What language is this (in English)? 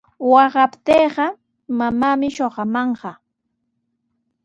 Sihuas Ancash Quechua